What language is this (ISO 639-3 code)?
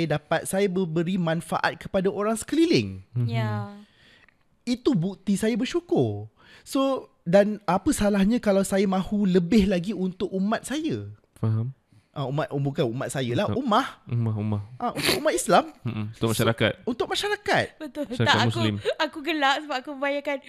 msa